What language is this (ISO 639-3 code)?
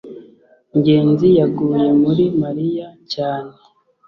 kin